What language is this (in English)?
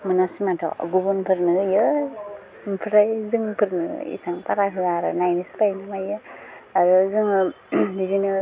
Bodo